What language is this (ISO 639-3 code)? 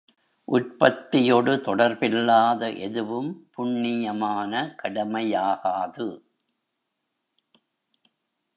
tam